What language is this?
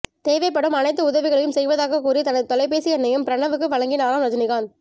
Tamil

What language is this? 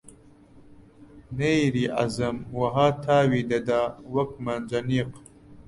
Central Kurdish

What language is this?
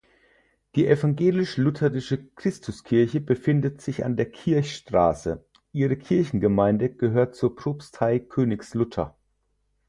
German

